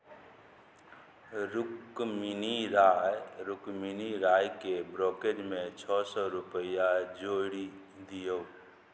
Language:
Maithili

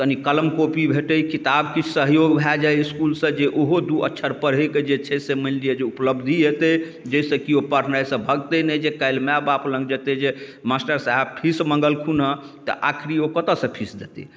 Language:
Maithili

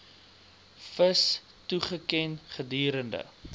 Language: Afrikaans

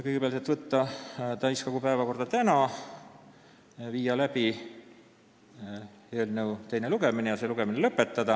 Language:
Estonian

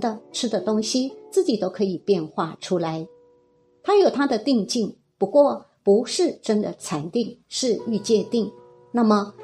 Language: Chinese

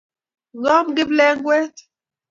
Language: Kalenjin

